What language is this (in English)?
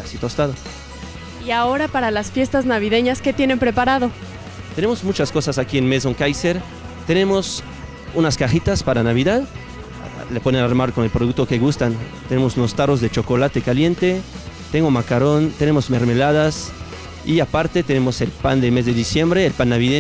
Spanish